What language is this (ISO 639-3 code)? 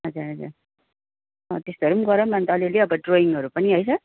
nep